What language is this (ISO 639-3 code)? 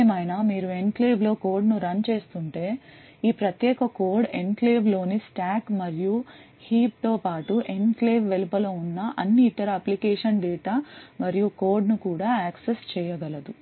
tel